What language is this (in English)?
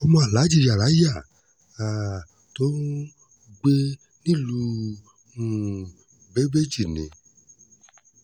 Yoruba